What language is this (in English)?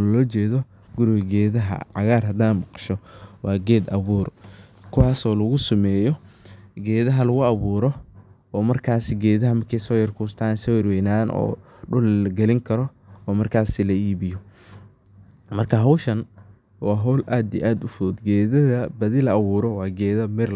Somali